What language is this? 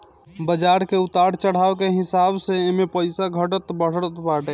Bhojpuri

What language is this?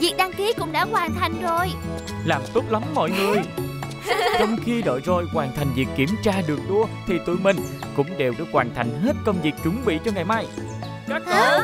Vietnamese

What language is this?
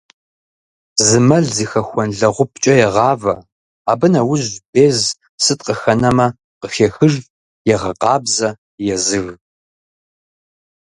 Kabardian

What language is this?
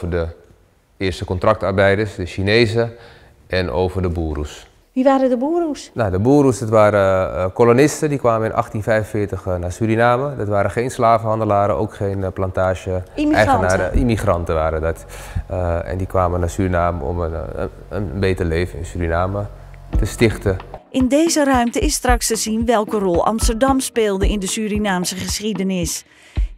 Dutch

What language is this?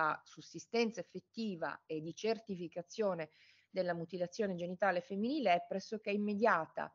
Italian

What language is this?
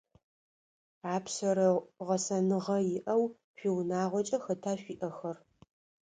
Adyghe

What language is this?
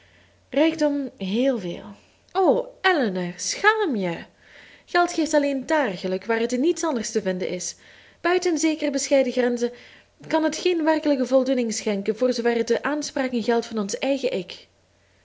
Dutch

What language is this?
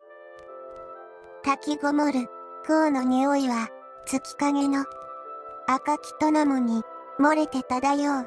Japanese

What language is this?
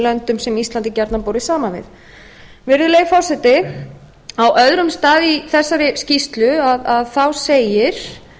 Icelandic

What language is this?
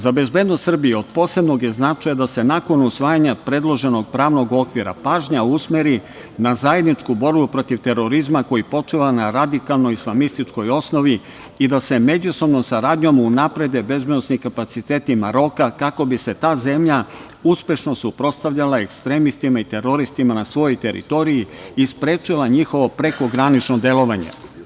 Serbian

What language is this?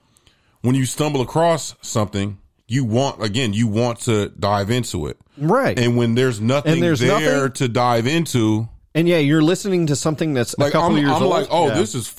English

